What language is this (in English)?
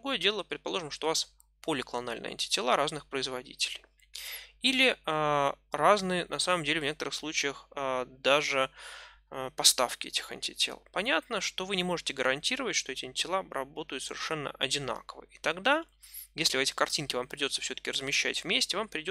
Russian